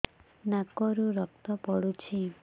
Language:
Odia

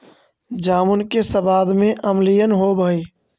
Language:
Magahi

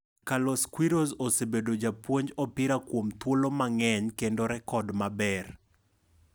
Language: Luo (Kenya and Tanzania)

